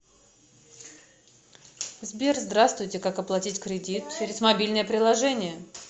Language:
Russian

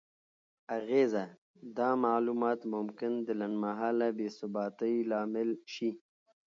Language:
Pashto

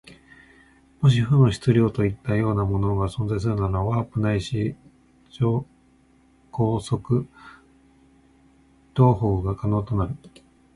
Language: Japanese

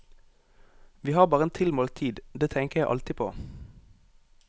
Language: Norwegian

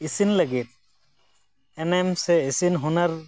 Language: Santali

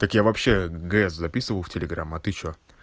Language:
Russian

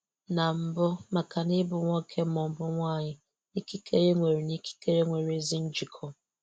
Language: Igbo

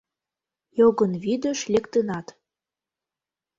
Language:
Mari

